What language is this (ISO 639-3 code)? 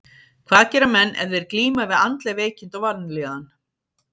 isl